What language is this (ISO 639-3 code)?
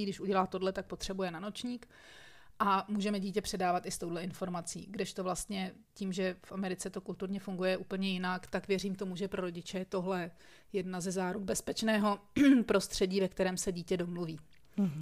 ces